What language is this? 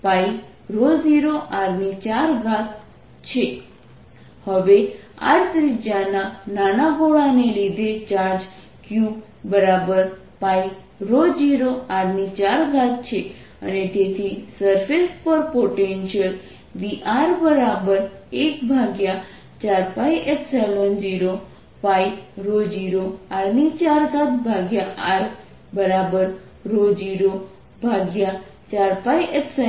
Gujarati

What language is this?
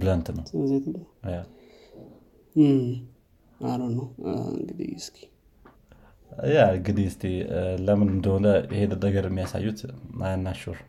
Amharic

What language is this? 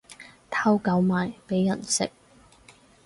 Cantonese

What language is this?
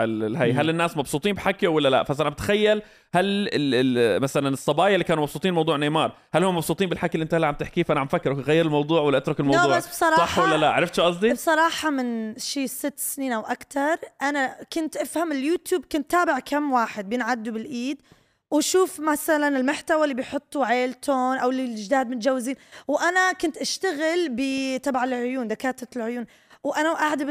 Arabic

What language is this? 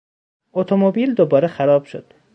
Persian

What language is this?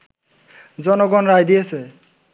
Bangla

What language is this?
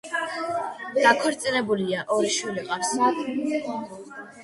Georgian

